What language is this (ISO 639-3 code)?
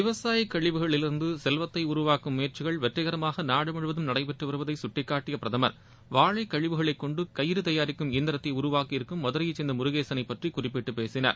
tam